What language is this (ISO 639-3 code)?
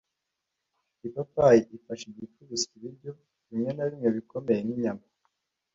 kin